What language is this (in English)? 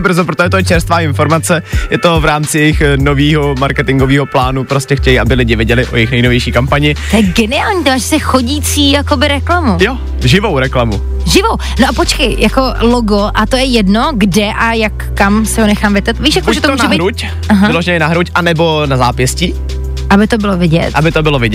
Czech